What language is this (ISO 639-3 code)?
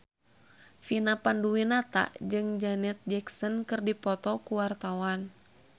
sun